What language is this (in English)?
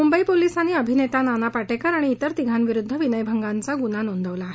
Marathi